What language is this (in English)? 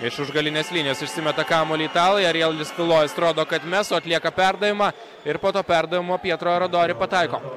Lithuanian